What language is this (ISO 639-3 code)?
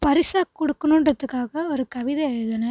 tam